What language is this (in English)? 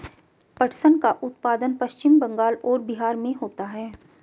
Hindi